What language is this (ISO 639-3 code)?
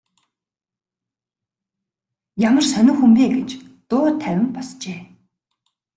mon